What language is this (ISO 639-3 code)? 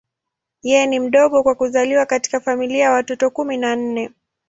swa